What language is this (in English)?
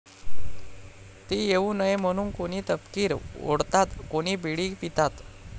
Marathi